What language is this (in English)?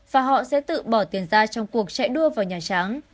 Vietnamese